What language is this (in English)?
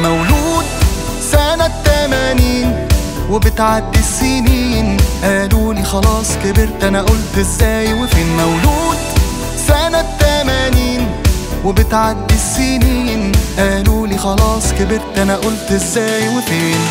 Arabic